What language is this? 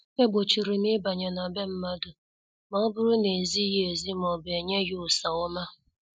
Igbo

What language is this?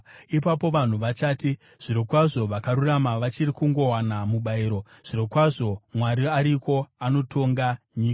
Shona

